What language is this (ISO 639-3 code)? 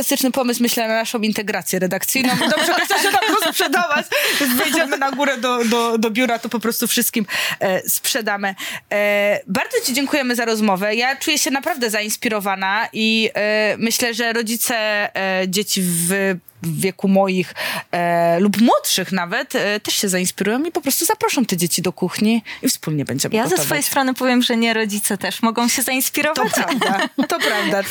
pol